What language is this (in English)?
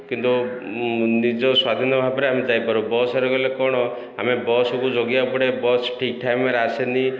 Odia